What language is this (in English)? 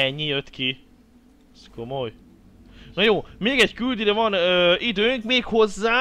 Hungarian